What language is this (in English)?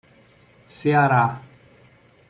Portuguese